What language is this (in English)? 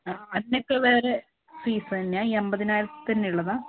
Malayalam